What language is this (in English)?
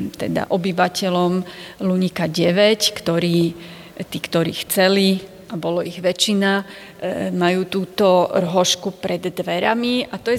Slovak